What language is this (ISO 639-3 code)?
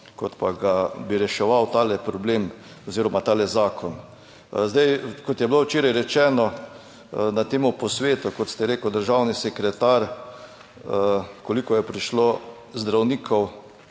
slv